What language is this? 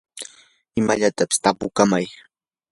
Yanahuanca Pasco Quechua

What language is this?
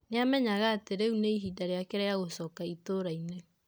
Kikuyu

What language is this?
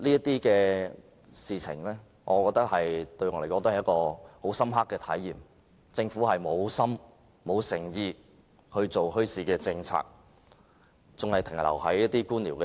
Cantonese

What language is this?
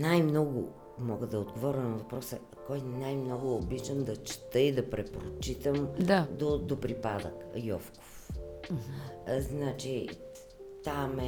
Bulgarian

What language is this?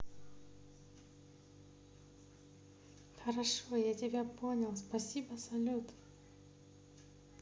Russian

